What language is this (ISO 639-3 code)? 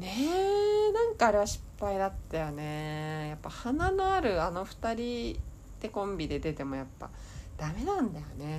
jpn